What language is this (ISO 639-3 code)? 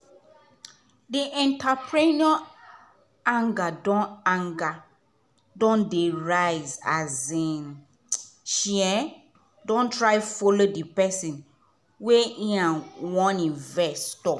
pcm